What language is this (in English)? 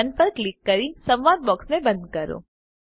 Gujarati